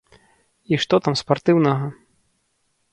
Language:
Belarusian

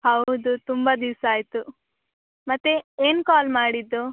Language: Kannada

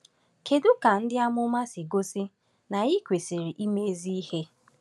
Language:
Igbo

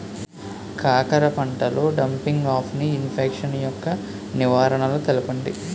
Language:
Telugu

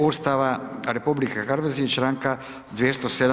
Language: Croatian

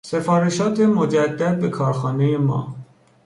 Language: Persian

